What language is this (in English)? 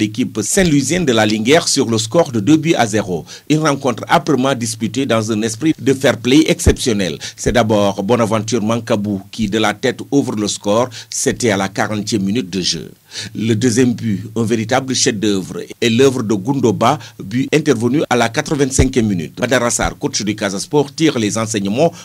French